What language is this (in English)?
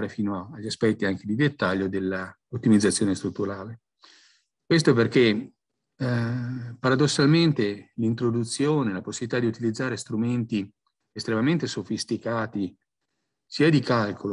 Italian